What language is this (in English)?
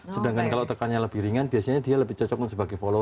Indonesian